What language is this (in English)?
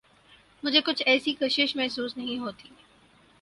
Urdu